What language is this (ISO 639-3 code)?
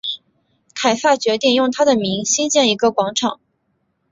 zho